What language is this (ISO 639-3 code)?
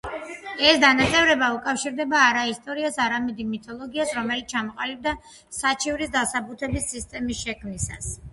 kat